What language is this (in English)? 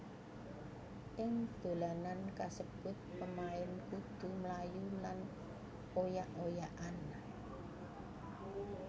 Javanese